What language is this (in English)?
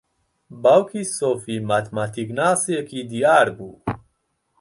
Central Kurdish